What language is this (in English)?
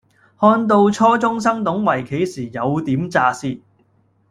Cantonese